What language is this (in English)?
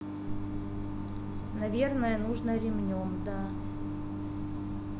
Russian